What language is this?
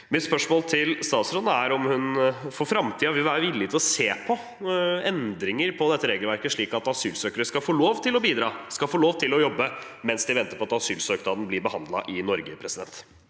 Norwegian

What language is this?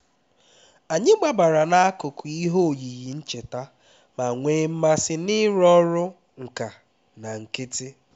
Igbo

